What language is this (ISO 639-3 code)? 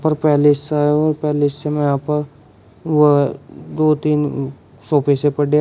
hin